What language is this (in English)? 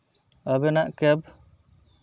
Santali